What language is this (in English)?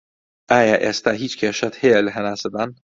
Central Kurdish